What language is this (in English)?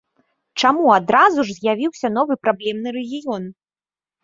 Belarusian